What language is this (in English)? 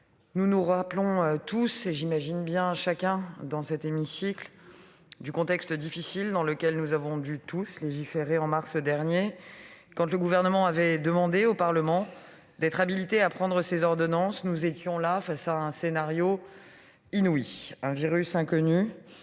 French